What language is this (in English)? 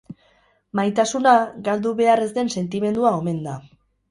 Basque